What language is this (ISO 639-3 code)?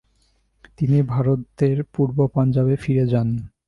ben